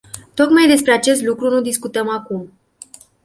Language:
Romanian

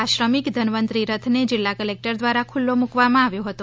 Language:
Gujarati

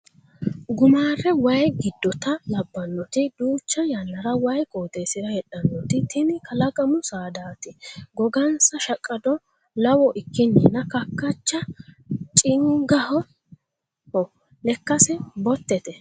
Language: Sidamo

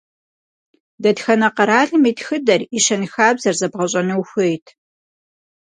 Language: Kabardian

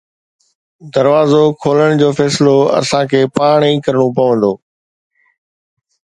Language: Sindhi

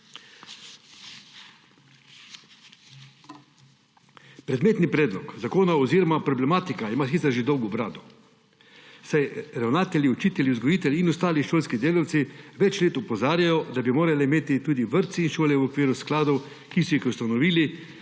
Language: Slovenian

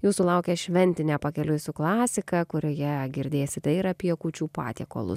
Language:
Lithuanian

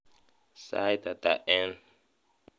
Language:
Kalenjin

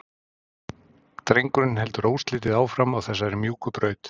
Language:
Icelandic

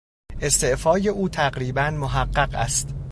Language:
Persian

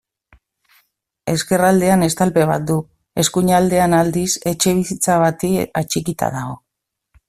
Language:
Basque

